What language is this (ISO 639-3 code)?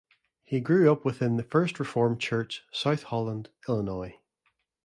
eng